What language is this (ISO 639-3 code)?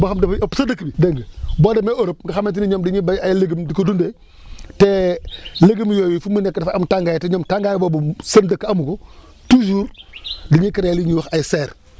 wol